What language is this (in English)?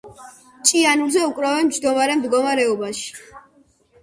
Georgian